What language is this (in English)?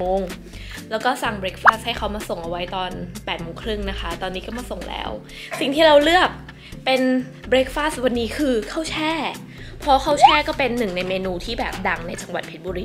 Thai